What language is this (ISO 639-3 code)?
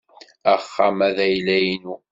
kab